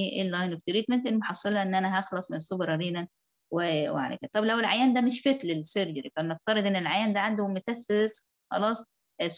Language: Arabic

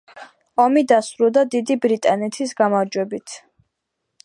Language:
Georgian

